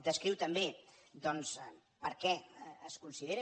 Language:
Catalan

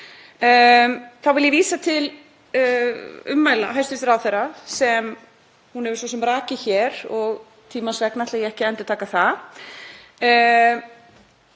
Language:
Icelandic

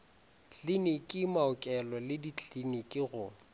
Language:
Northern Sotho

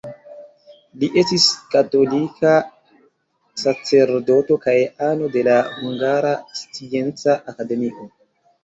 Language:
Esperanto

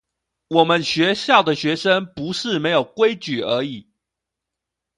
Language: Chinese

